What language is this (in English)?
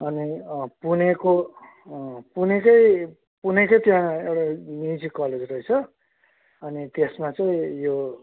Nepali